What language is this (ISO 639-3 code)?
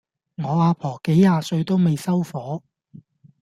yue